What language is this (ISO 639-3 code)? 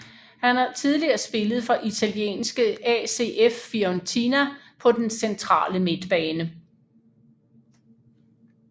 dan